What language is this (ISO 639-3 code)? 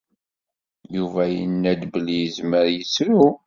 kab